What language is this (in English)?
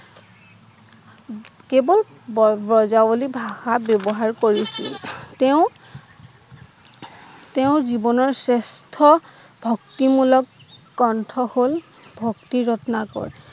Assamese